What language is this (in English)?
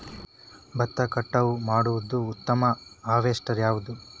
Kannada